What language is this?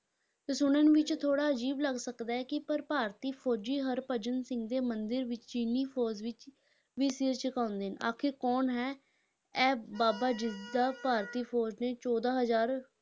Punjabi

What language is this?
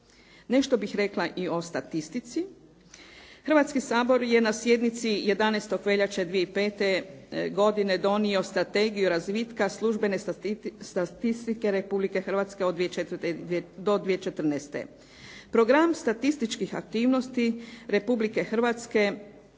Croatian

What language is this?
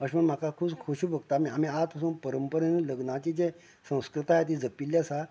Konkani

